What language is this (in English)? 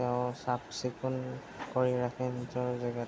Assamese